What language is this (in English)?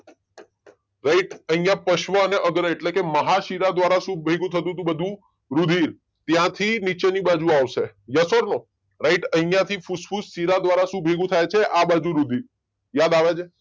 Gujarati